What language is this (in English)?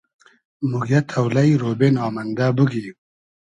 Hazaragi